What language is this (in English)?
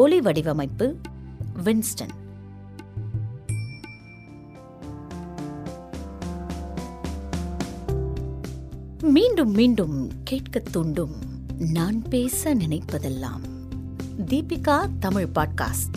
Tamil